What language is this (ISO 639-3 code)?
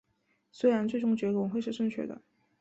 zho